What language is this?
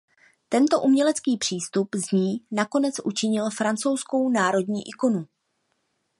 Czech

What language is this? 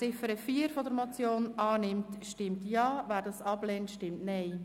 Swiss German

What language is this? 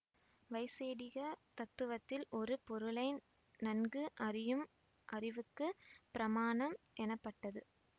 Tamil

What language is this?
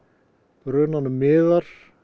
Icelandic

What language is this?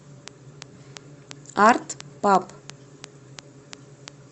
Russian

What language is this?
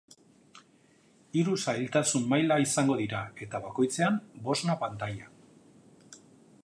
Basque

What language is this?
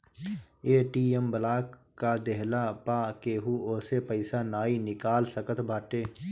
Bhojpuri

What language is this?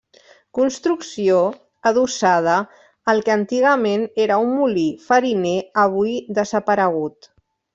Catalan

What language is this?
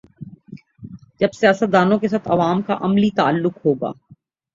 Urdu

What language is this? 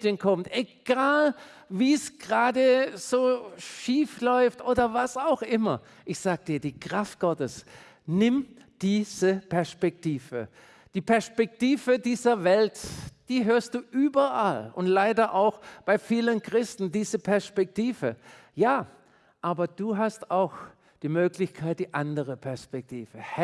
German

